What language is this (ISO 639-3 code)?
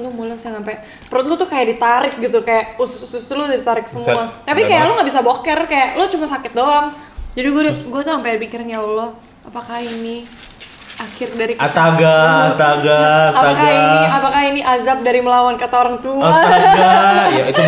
ind